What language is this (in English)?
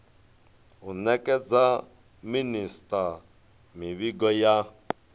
Venda